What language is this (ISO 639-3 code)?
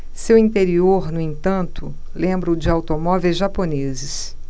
por